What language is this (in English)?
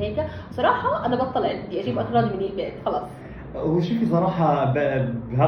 Arabic